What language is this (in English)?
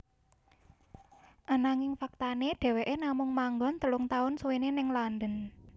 Javanese